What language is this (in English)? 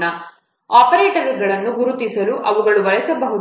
Kannada